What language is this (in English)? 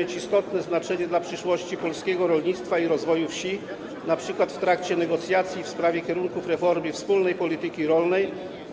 Polish